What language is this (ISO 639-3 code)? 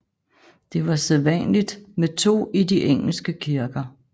dan